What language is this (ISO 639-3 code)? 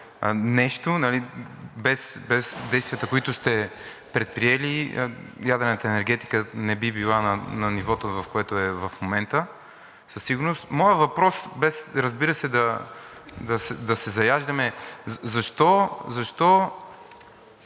bul